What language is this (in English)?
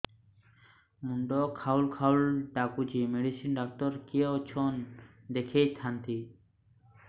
Odia